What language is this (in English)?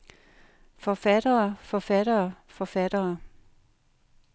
Danish